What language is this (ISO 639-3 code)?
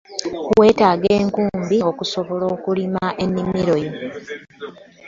lug